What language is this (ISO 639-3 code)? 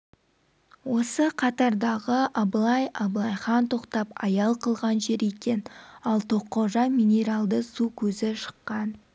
kaz